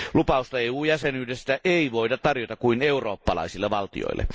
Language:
Finnish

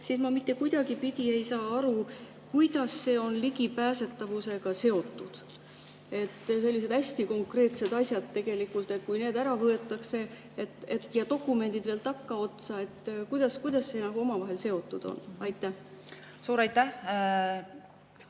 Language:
Estonian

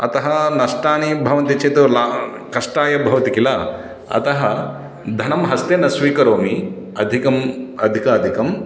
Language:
Sanskrit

